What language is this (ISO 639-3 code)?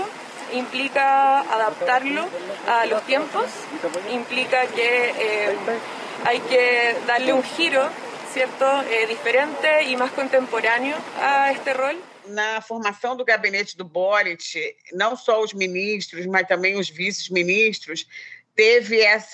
por